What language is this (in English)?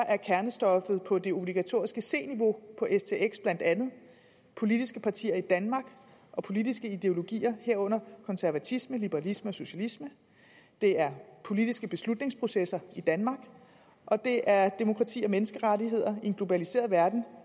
Danish